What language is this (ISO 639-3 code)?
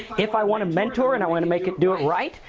eng